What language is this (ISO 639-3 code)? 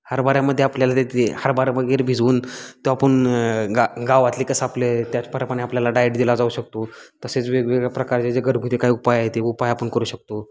mar